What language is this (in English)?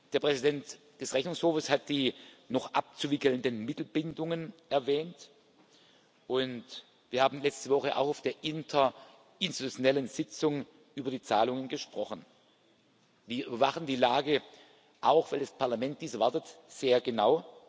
German